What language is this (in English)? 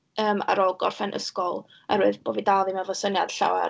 Welsh